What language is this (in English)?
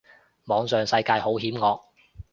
Cantonese